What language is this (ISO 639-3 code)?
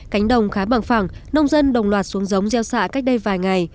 vie